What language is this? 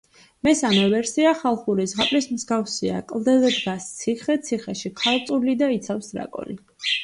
Georgian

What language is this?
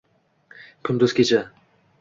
Uzbek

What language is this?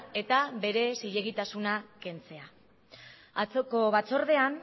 Basque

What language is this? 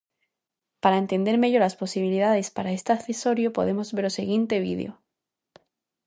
Galician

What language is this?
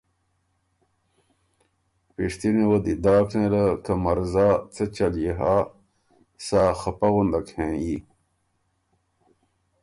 Ormuri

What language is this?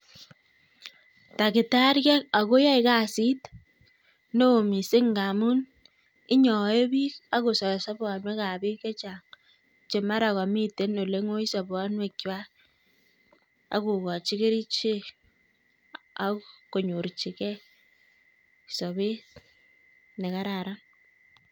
Kalenjin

